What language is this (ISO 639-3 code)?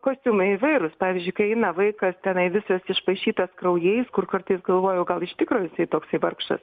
lit